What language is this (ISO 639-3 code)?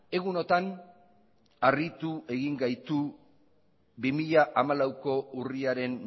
eus